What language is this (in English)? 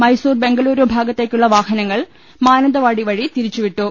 Malayalam